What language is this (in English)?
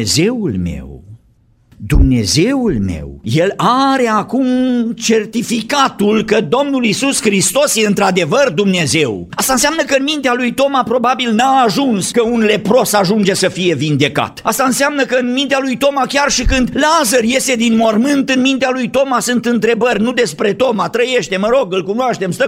Romanian